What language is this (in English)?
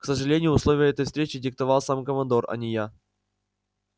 Russian